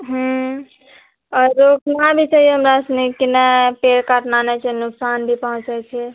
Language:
Maithili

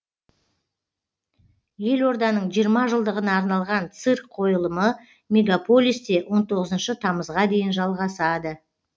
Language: Kazakh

